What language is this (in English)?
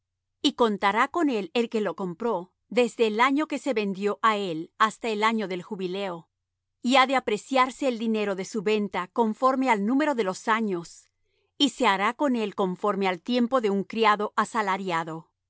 Spanish